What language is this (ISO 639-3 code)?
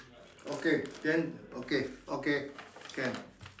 eng